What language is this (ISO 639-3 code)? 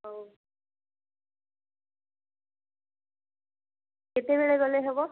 ori